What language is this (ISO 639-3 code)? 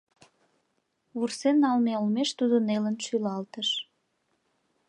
chm